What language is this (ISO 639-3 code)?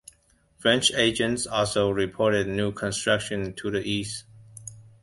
eng